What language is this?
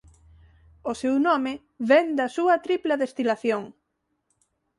Galician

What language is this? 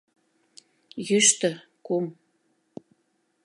Mari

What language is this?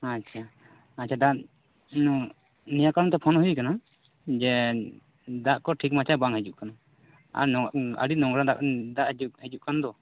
Santali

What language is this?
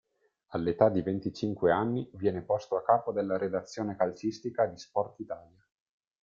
Italian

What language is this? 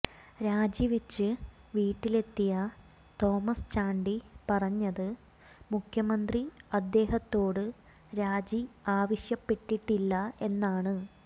Malayalam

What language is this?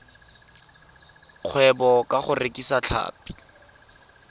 Tswana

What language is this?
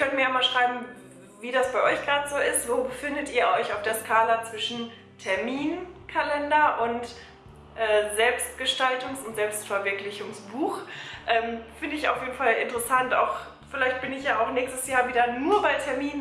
German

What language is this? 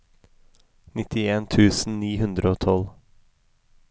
Norwegian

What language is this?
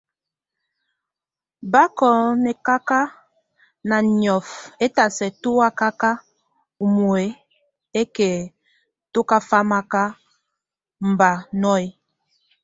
Tunen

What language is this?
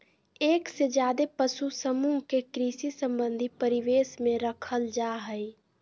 Magahi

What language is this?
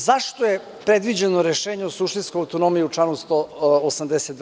Serbian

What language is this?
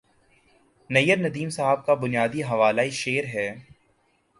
Urdu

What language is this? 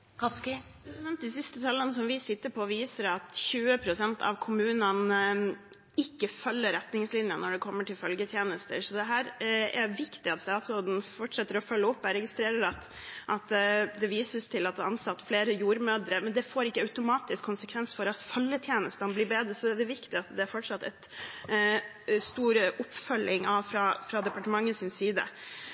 Norwegian Bokmål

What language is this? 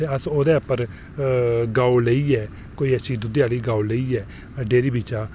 Dogri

